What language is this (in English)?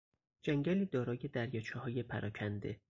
Persian